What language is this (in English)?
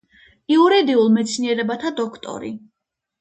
Georgian